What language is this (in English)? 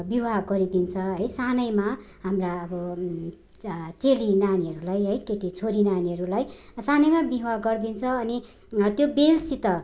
Nepali